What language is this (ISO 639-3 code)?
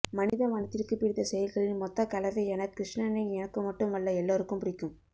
tam